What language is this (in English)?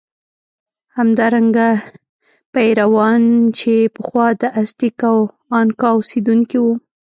Pashto